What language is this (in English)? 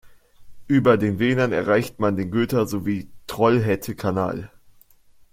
German